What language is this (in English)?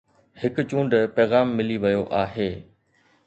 Sindhi